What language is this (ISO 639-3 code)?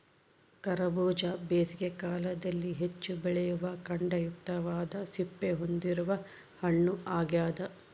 kan